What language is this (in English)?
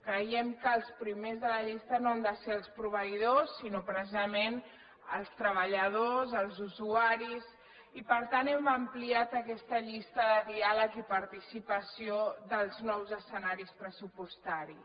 Catalan